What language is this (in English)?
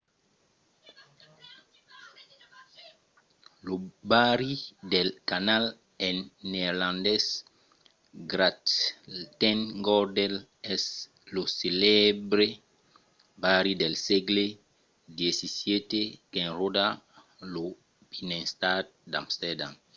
Occitan